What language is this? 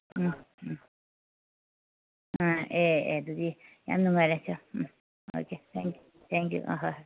Manipuri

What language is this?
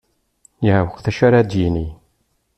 Kabyle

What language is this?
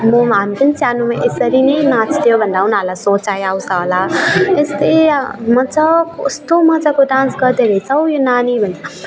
Nepali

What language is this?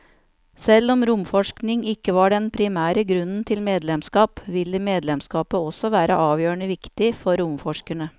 Norwegian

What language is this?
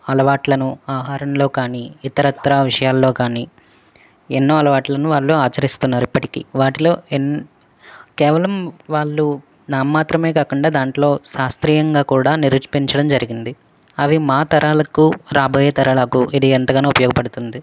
Telugu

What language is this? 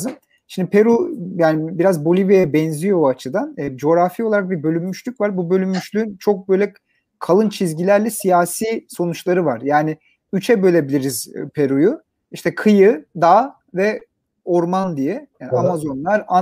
Turkish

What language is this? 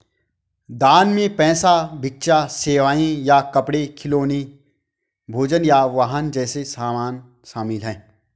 Hindi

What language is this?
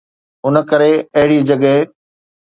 Sindhi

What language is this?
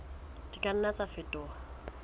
Southern Sotho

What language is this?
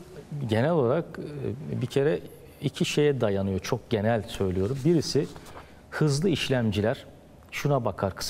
Turkish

